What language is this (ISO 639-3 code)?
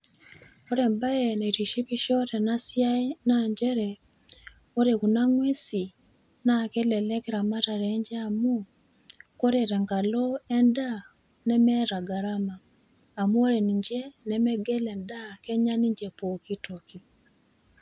mas